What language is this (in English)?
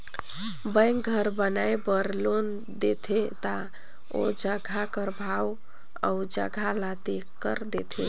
Chhattisgarhi